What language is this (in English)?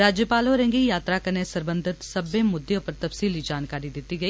Dogri